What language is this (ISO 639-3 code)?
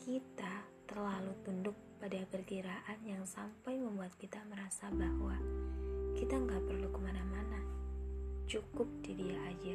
ind